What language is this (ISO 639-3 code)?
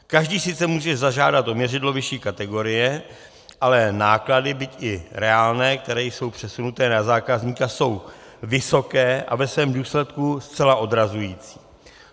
ces